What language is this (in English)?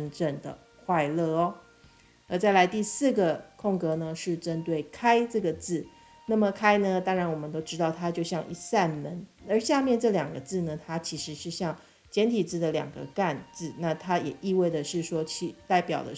Chinese